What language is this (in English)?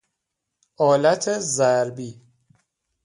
Persian